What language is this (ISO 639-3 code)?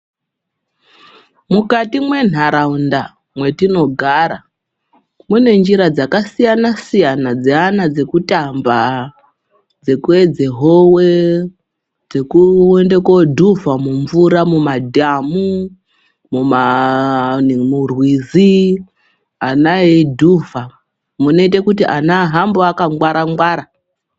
ndc